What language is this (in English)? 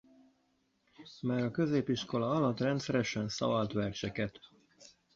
Hungarian